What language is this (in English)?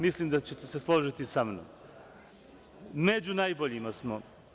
Serbian